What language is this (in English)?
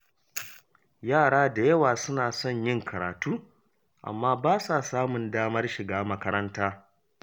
Hausa